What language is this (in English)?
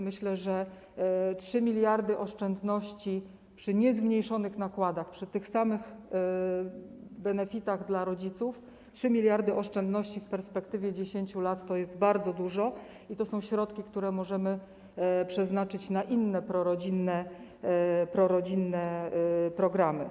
Polish